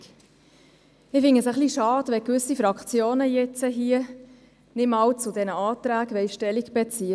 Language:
Swiss German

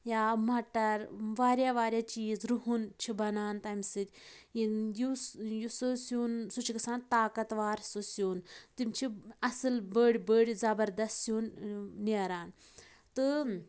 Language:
Kashmiri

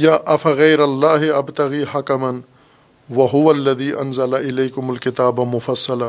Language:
Urdu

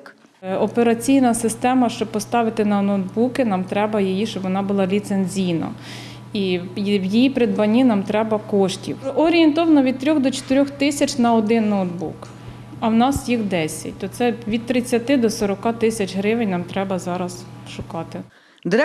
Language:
Ukrainian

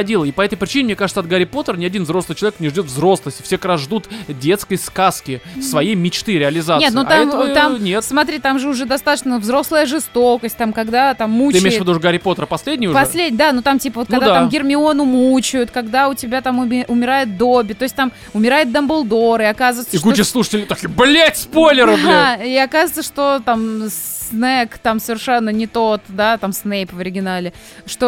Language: Russian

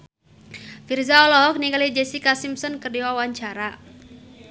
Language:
Sundanese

